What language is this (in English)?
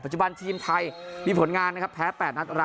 Thai